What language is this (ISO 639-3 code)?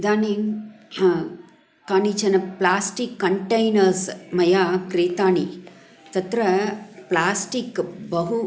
san